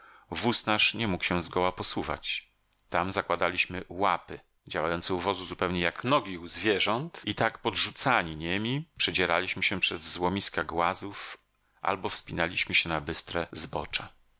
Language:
Polish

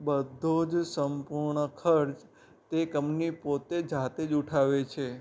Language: Gujarati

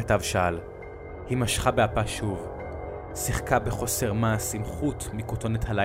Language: Hebrew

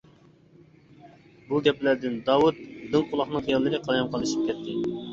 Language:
Uyghur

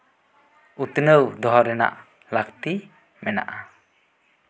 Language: Santali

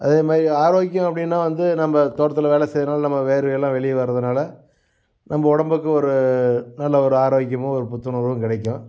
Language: Tamil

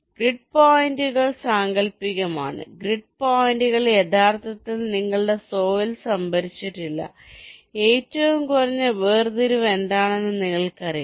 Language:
Malayalam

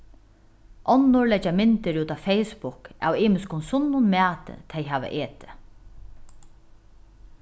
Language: Faroese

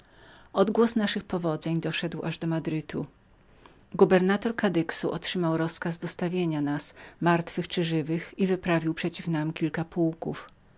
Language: Polish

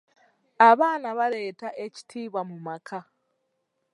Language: Ganda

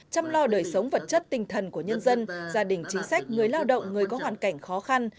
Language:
Vietnamese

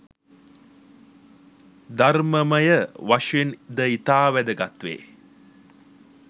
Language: Sinhala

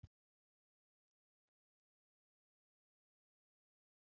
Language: Icelandic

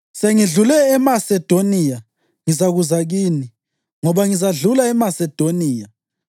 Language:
North Ndebele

